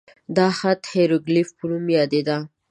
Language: Pashto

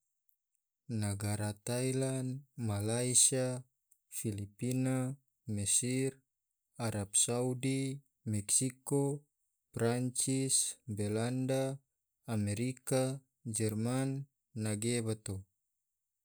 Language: Tidore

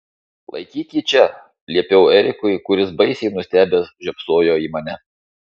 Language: Lithuanian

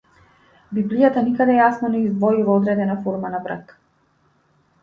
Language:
Macedonian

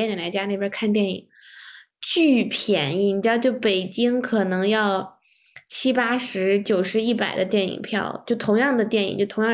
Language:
Chinese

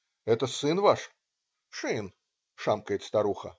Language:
Russian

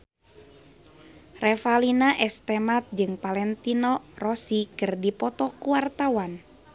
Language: Sundanese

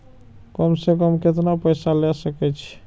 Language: Maithili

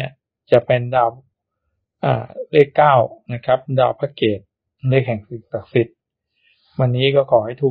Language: Thai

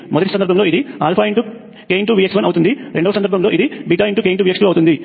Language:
Telugu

